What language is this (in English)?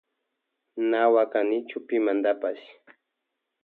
Loja Highland Quichua